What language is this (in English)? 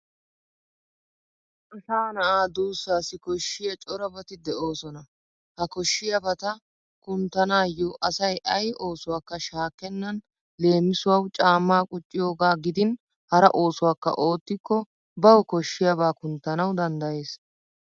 Wolaytta